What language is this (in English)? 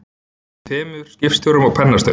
Icelandic